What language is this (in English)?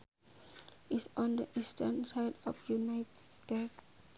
Sundanese